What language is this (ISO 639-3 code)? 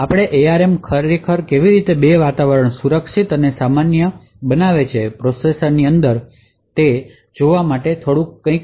guj